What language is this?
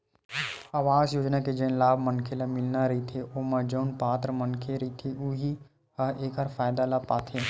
Chhattisgarhi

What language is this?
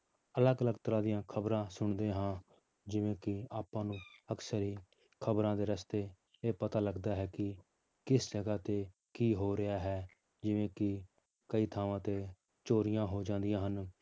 Punjabi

